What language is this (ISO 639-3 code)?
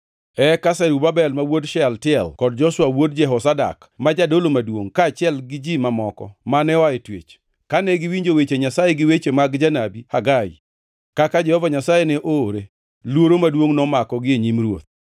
luo